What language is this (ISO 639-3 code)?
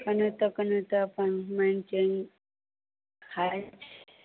mai